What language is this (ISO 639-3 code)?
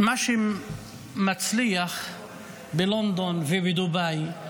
heb